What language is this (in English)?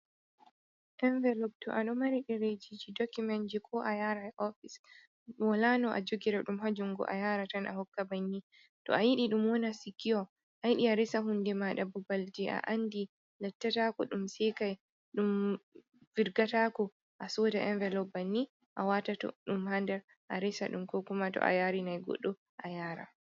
Fula